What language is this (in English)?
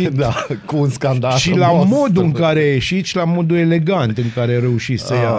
Romanian